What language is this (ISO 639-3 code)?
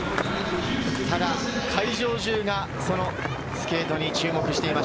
jpn